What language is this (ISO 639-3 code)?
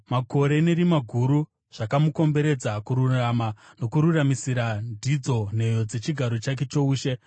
sna